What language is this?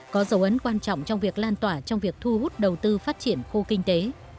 Vietnamese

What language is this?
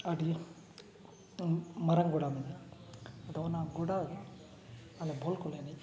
Santali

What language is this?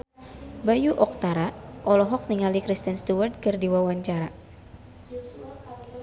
Sundanese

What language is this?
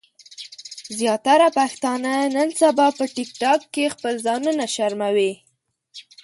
Pashto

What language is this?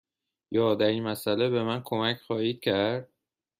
Persian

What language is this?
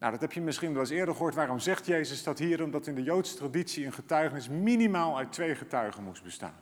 Dutch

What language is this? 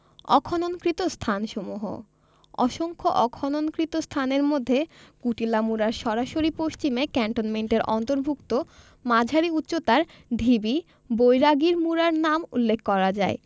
Bangla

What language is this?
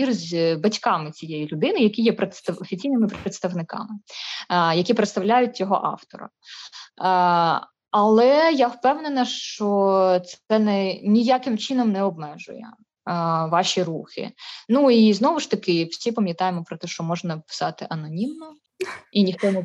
Ukrainian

